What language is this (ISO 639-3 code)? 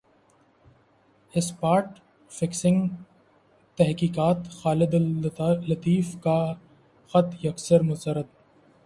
urd